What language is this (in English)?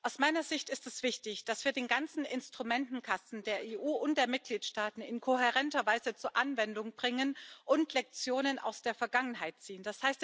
German